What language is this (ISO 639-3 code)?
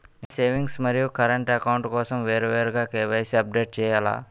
tel